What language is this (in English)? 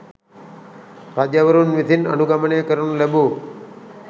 Sinhala